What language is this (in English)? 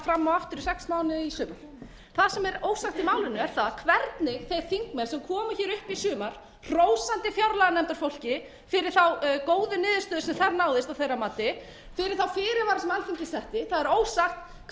Icelandic